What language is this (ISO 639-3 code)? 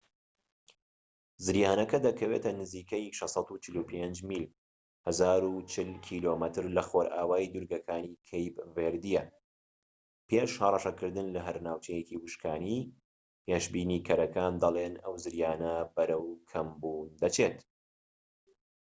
ckb